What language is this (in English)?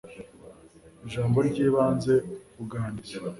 Kinyarwanda